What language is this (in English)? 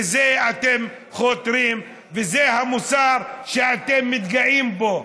Hebrew